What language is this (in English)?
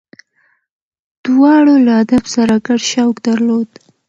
Pashto